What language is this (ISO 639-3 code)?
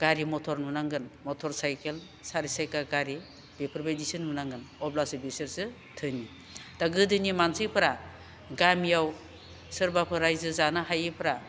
brx